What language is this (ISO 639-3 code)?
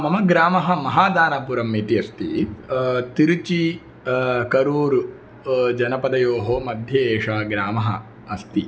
san